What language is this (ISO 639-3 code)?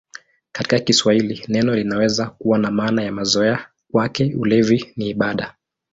swa